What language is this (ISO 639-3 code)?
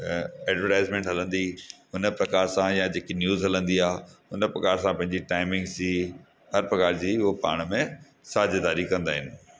snd